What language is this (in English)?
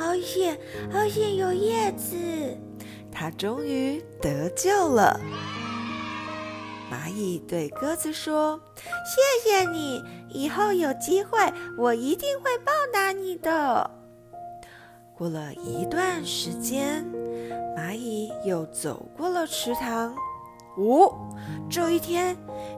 Chinese